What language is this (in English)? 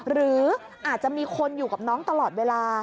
Thai